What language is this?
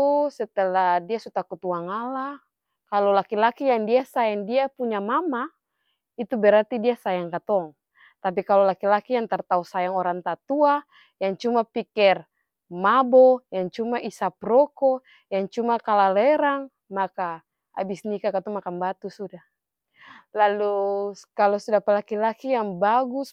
Ambonese Malay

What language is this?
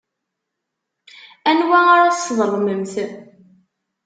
Kabyle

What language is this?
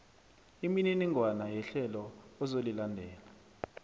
South Ndebele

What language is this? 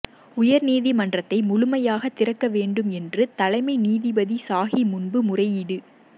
Tamil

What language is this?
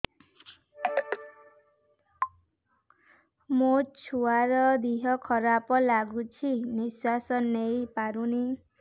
Odia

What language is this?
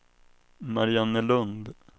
Swedish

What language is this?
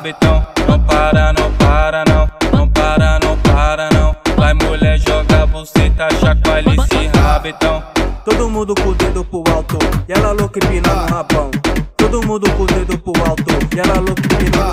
Portuguese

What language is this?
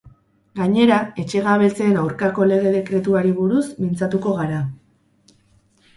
Basque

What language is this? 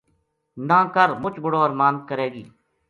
Gujari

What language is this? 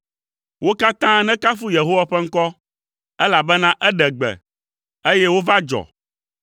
Ewe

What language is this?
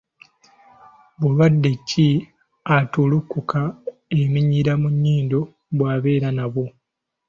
Ganda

